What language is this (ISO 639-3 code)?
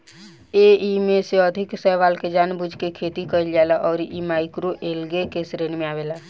bho